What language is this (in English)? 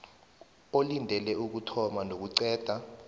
South Ndebele